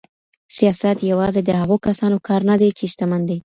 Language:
Pashto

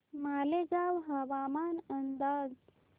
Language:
Marathi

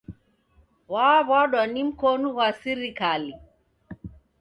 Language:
Taita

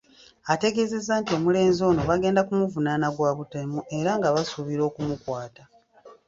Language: Ganda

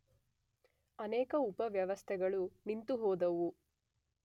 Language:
Kannada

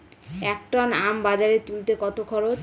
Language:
Bangla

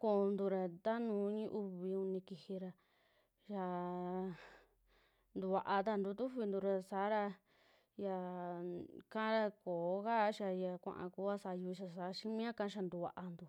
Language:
Western Juxtlahuaca Mixtec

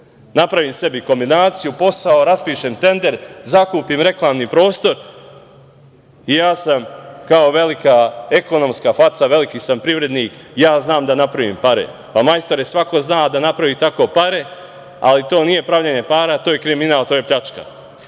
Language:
Serbian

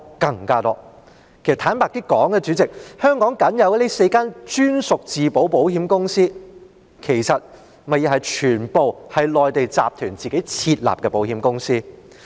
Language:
Cantonese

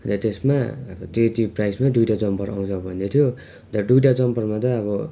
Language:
Nepali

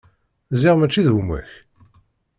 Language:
Kabyle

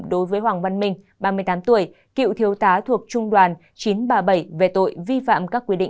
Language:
Vietnamese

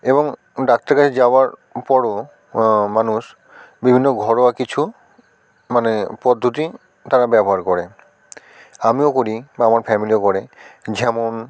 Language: Bangla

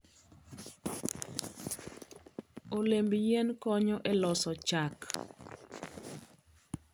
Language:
Luo (Kenya and Tanzania)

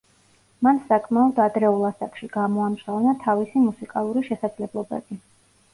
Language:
Georgian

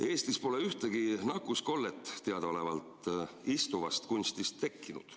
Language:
Estonian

